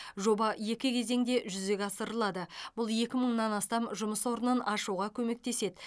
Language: Kazakh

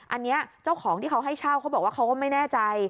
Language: Thai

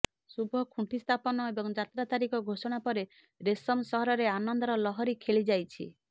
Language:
Odia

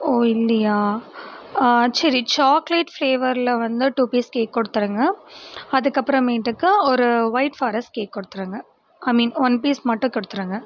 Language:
Tamil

